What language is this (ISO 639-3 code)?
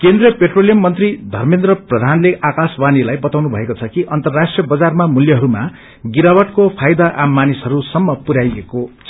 nep